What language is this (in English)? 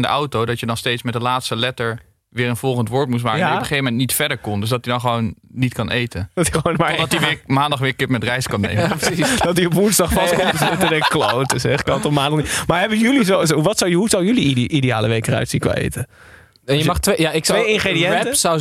Dutch